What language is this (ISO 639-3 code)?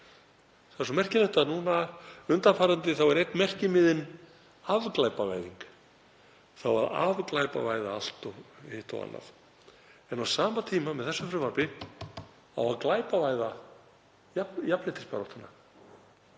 isl